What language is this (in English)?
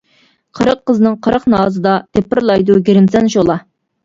Uyghur